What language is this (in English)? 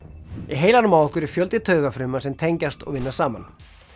Icelandic